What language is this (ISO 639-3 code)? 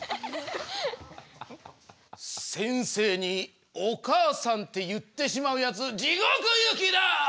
jpn